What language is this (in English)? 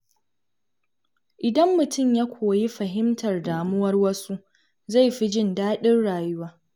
Hausa